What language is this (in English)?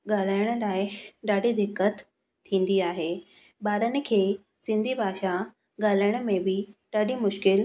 Sindhi